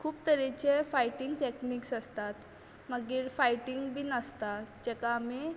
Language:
Konkani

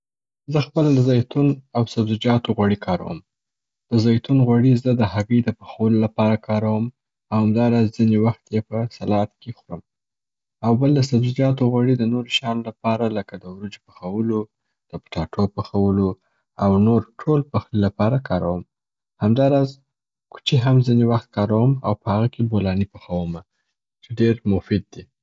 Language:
Southern Pashto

